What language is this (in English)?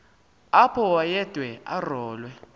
Xhosa